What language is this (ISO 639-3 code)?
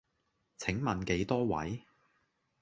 yue